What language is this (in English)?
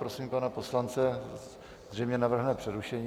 Czech